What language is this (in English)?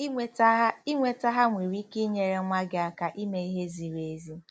Igbo